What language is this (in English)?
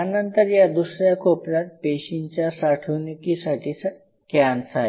Marathi